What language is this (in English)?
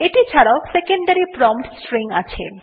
Bangla